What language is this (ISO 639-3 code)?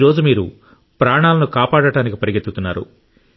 tel